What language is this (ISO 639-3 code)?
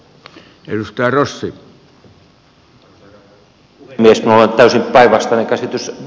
fin